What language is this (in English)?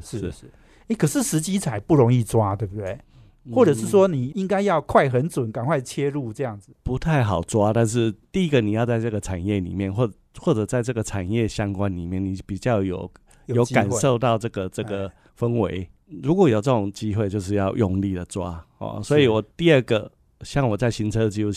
Chinese